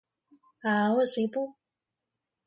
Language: Hungarian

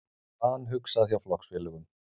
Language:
Icelandic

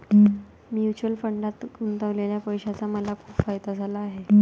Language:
Marathi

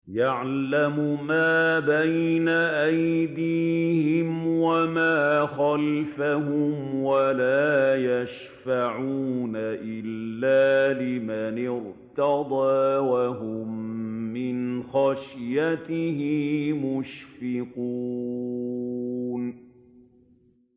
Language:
Arabic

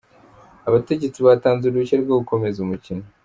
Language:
Kinyarwanda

